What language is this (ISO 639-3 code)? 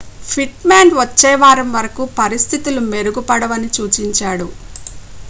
tel